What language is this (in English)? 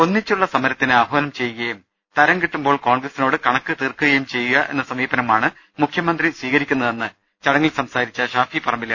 Malayalam